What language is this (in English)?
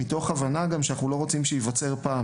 Hebrew